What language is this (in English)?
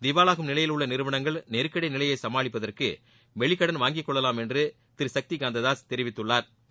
Tamil